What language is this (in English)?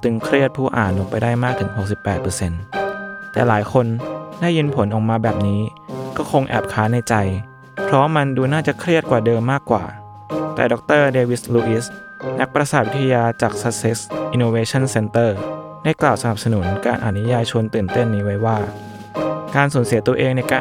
Thai